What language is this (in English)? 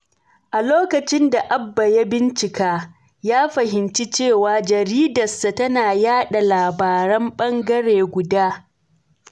Hausa